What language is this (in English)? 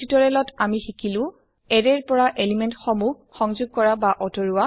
Assamese